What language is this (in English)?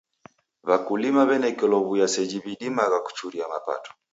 Taita